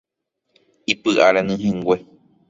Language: Guarani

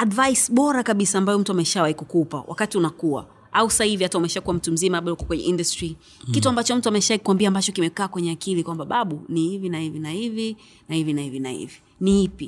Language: Swahili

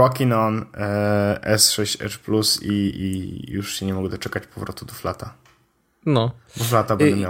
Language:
Polish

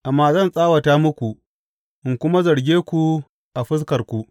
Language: Hausa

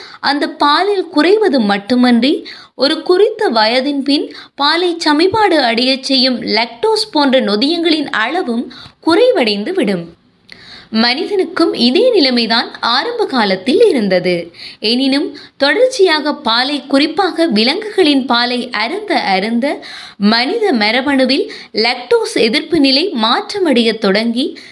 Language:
Tamil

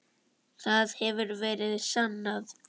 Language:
Icelandic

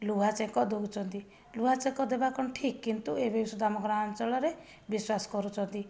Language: Odia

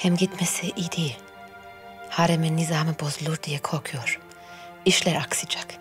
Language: Turkish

